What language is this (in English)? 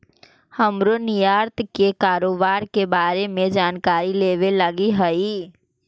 Magahi